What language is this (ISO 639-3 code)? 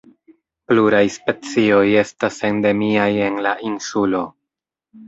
epo